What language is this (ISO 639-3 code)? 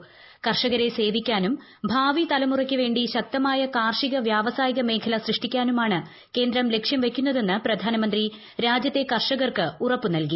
mal